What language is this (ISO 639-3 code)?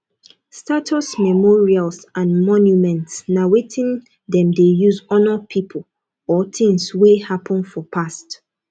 pcm